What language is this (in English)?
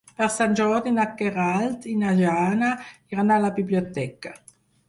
Catalan